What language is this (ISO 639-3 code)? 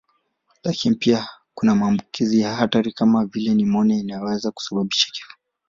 swa